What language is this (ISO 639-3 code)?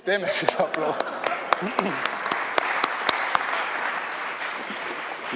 est